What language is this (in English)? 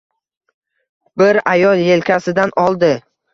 Uzbek